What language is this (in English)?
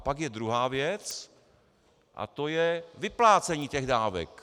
Czech